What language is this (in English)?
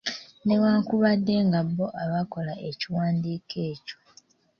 Ganda